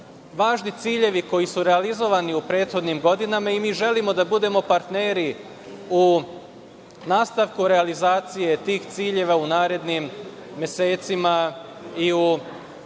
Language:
Serbian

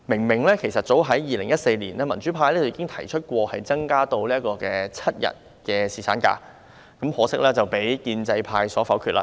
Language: Cantonese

